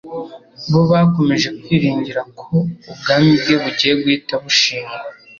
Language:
Kinyarwanda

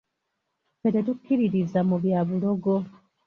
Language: Ganda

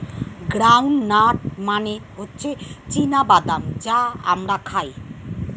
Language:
Bangla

